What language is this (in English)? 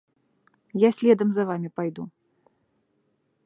Belarusian